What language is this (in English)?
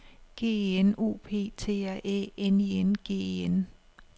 Danish